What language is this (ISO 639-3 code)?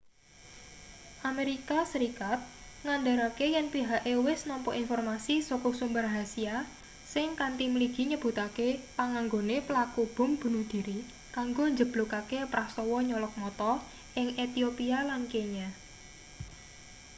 jav